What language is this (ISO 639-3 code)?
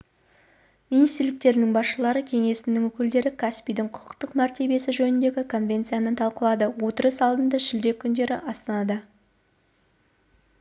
kaz